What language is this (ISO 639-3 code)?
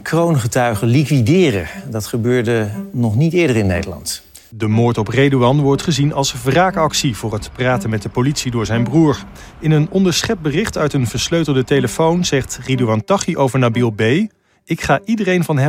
nld